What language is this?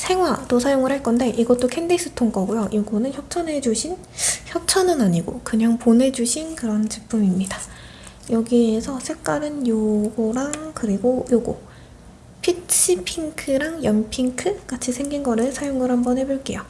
Korean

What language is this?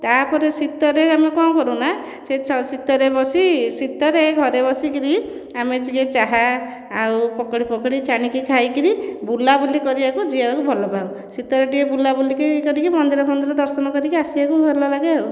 Odia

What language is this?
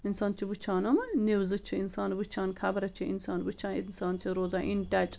Kashmiri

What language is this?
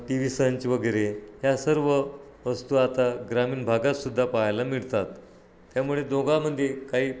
Marathi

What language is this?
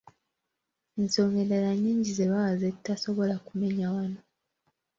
Ganda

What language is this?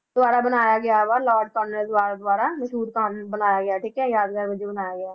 Punjabi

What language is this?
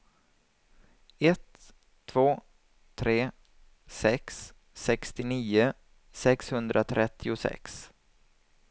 Swedish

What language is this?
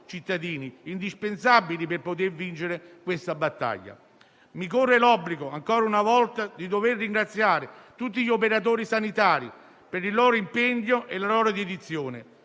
Italian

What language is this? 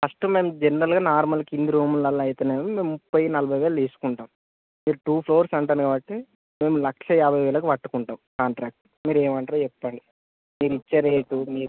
Telugu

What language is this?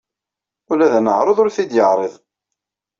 Kabyle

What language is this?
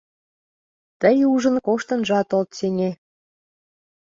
Mari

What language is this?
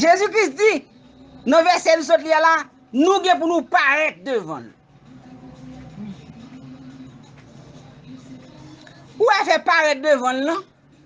French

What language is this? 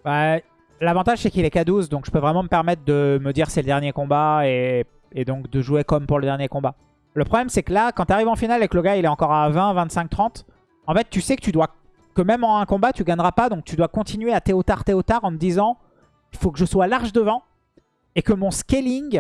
French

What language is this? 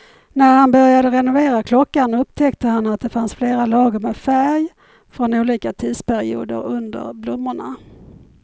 Swedish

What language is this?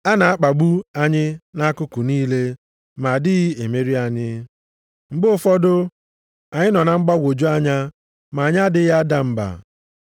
Igbo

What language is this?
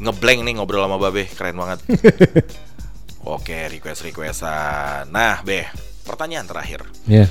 Indonesian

